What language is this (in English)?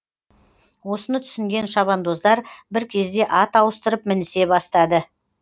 Kazakh